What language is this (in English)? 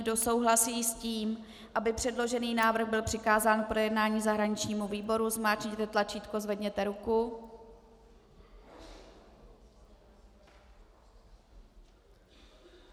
Czech